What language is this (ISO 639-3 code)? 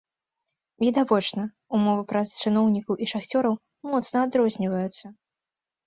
bel